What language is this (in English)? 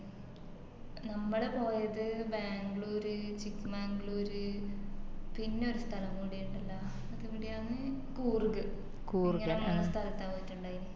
Malayalam